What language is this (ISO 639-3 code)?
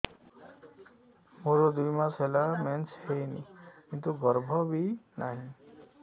ori